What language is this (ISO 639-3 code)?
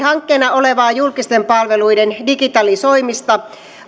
fin